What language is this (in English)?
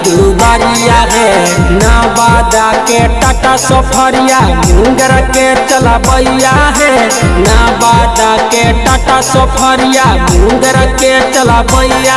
Hindi